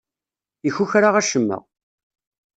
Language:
Kabyle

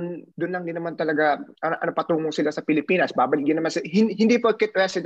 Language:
Filipino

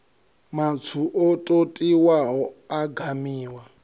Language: Venda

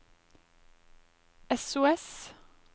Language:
Norwegian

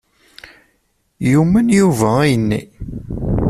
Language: Kabyle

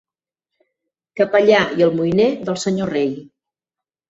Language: Catalan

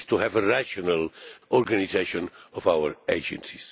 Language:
English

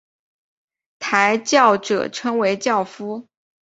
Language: Chinese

